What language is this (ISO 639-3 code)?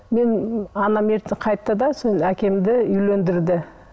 kaz